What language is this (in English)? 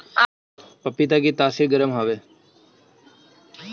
Bhojpuri